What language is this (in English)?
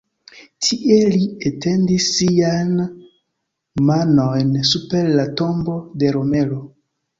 Esperanto